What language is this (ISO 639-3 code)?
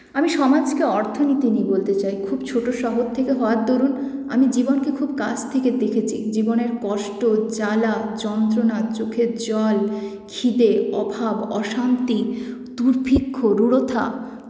ben